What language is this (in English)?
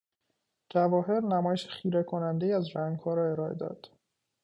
Persian